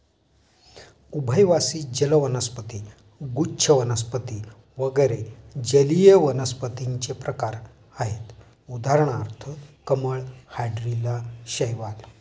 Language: Marathi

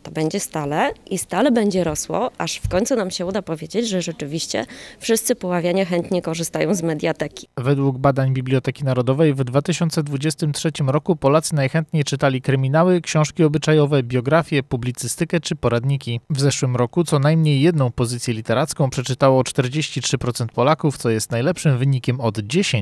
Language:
Polish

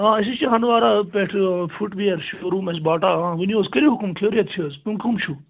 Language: Kashmiri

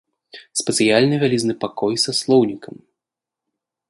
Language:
Belarusian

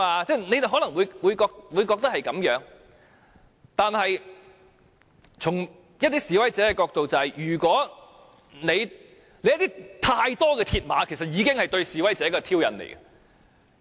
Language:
Cantonese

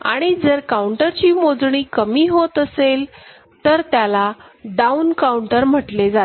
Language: Marathi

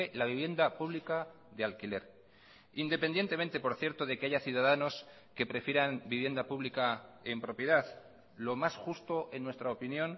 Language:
Spanish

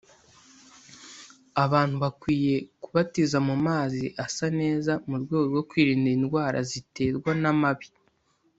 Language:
Kinyarwanda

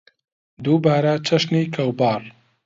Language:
Central Kurdish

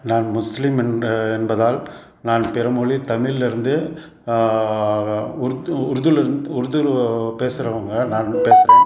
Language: Tamil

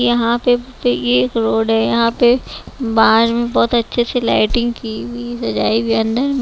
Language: Hindi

